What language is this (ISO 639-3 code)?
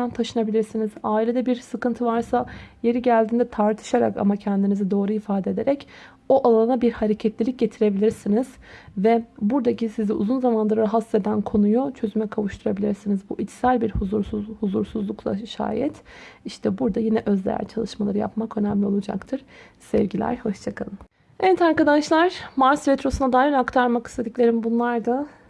tur